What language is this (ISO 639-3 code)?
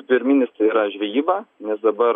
lit